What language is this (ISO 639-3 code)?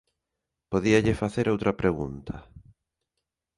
glg